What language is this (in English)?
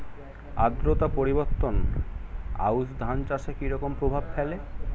Bangla